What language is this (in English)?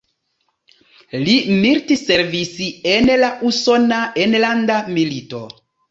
Esperanto